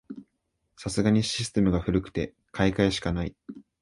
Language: Japanese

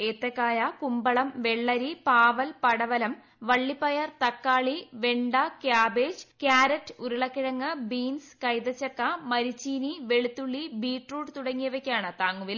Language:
Malayalam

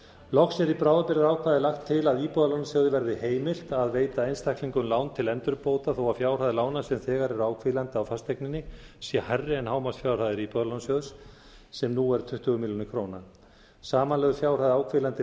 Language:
Icelandic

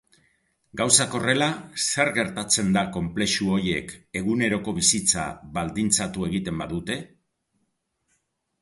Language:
Basque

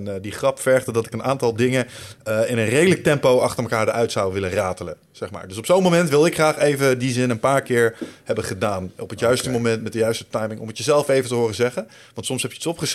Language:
Dutch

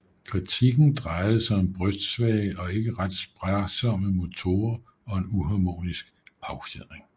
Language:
Danish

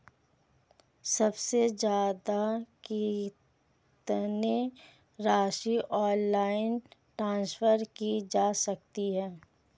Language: Hindi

